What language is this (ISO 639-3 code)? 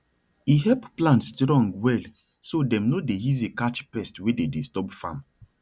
pcm